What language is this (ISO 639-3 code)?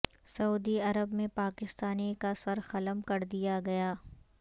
urd